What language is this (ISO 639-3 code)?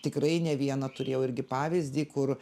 lit